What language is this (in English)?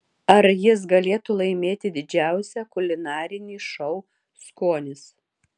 Lithuanian